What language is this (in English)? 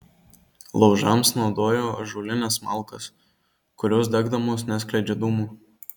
Lithuanian